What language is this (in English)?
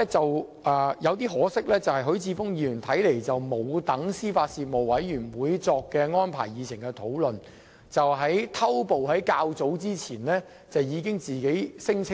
Cantonese